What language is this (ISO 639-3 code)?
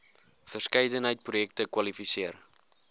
afr